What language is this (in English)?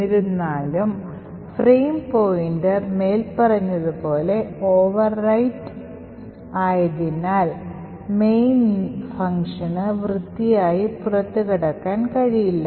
Malayalam